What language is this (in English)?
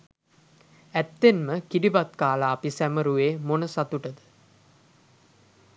Sinhala